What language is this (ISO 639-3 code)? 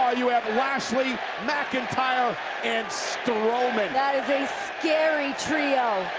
eng